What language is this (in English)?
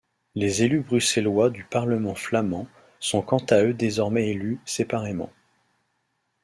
French